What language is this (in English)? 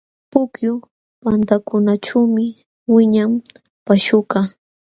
Jauja Wanca Quechua